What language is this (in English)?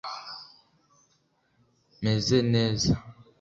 Kinyarwanda